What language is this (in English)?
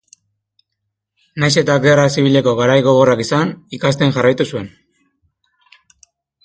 Basque